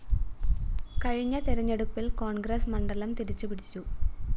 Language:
Malayalam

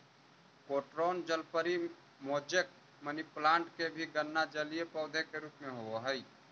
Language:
Magahi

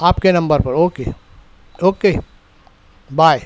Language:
Urdu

